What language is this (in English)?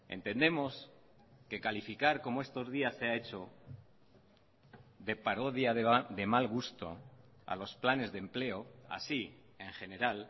Spanish